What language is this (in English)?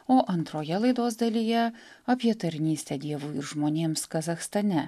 Lithuanian